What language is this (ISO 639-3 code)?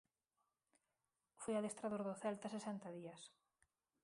glg